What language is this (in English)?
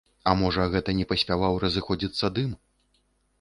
Belarusian